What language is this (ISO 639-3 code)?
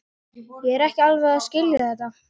isl